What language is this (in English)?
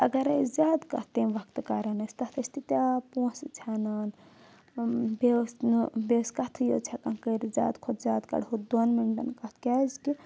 Kashmiri